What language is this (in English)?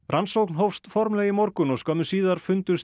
Icelandic